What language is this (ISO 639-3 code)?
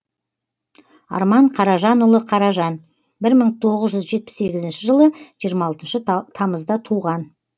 kaz